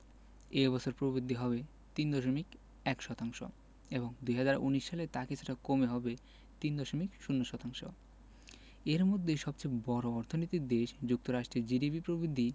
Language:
Bangla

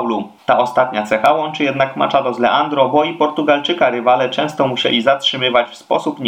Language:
Polish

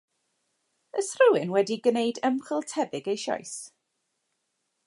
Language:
Welsh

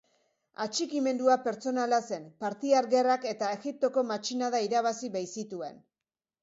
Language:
Basque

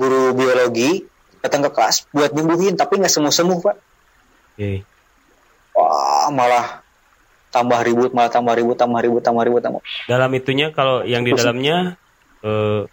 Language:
Indonesian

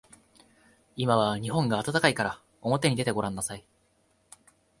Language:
Japanese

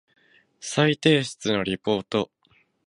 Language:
Japanese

